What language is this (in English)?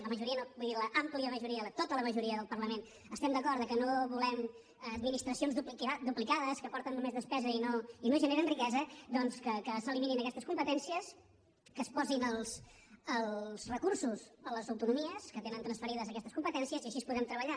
Catalan